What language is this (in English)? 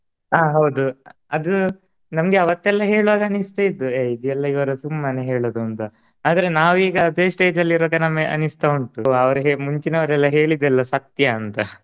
Kannada